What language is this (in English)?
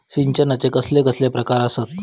Marathi